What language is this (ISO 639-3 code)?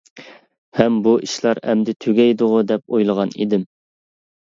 uig